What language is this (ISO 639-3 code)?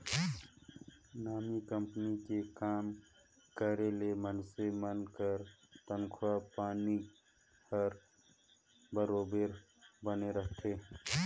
hne